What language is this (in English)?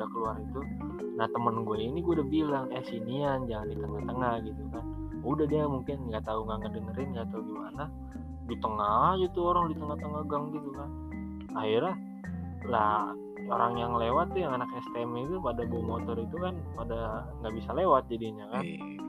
Indonesian